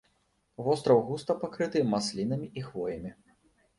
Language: Belarusian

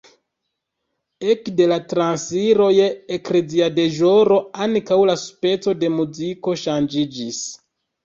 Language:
Esperanto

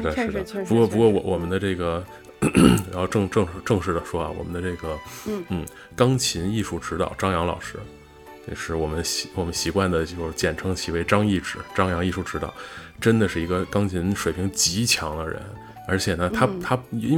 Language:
Chinese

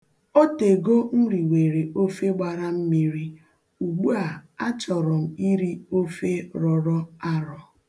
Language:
Igbo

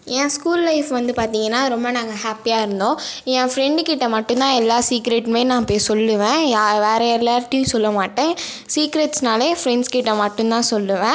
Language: Tamil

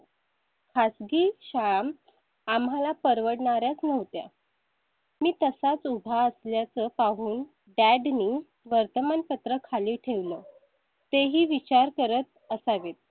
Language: Marathi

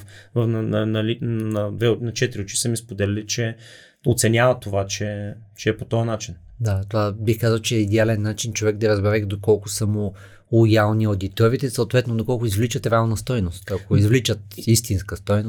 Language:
Bulgarian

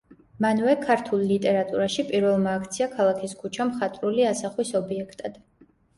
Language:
Georgian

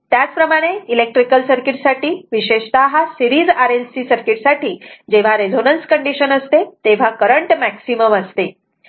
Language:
Marathi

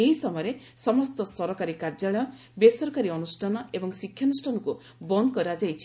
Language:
Odia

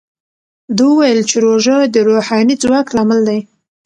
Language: Pashto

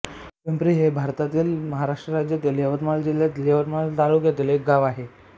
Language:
Marathi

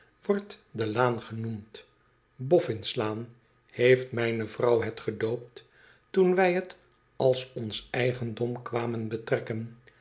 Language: Dutch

